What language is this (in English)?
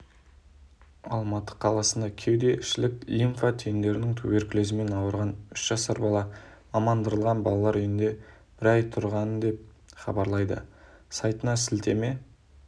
Kazakh